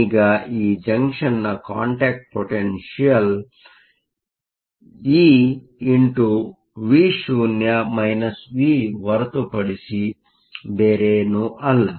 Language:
Kannada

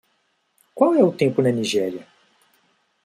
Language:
Portuguese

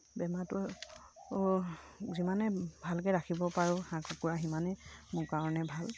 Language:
Assamese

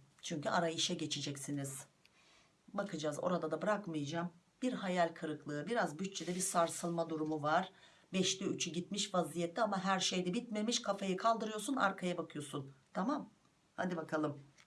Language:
Turkish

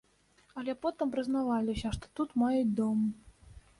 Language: Belarusian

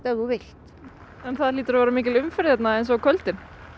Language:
Icelandic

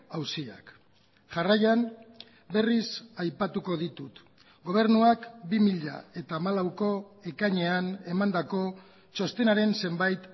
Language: Basque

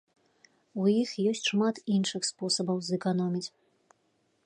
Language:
Belarusian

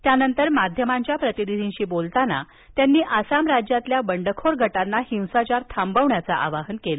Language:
Marathi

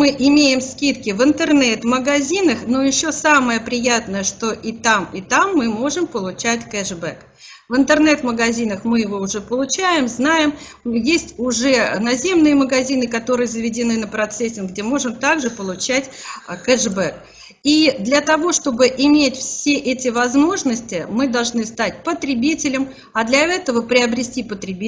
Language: Russian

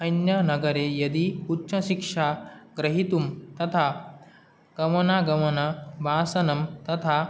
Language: Sanskrit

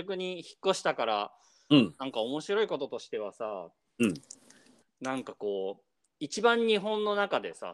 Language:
Japanese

